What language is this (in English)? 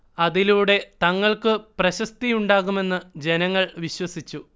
Malayalam